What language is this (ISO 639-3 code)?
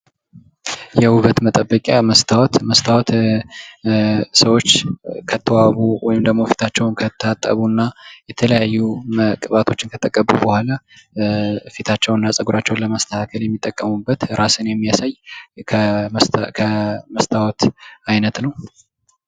amh